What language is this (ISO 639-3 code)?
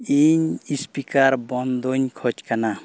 sat